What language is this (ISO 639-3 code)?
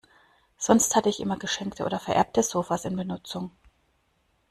deu